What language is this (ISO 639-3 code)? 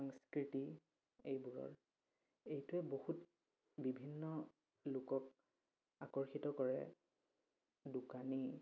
asm